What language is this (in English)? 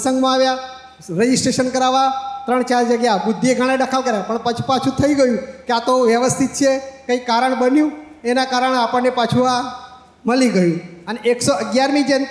Gujarati